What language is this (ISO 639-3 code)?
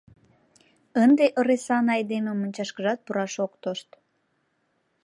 chm